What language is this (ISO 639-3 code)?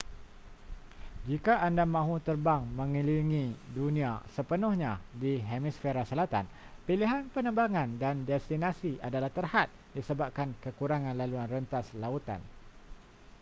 msa